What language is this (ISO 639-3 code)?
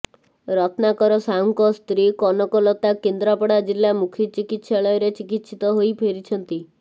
ori